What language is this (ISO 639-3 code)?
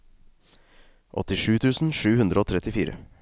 nor